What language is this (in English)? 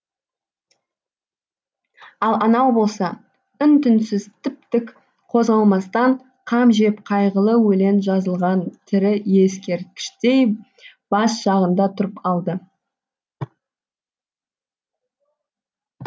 Kazakh